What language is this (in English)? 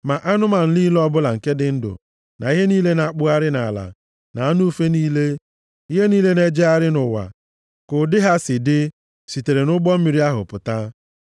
Igbo